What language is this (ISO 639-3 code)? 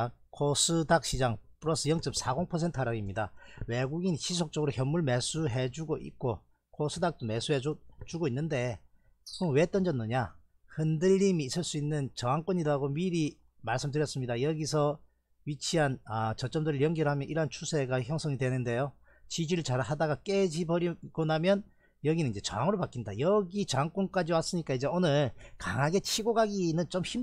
kor